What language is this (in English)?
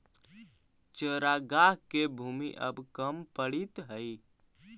Magahi